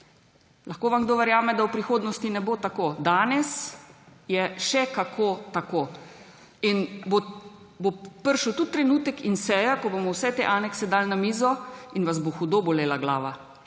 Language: Slovenian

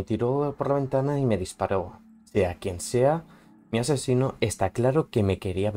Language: Spanish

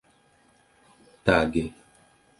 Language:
Esperanto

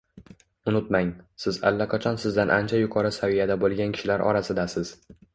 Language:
Uzbek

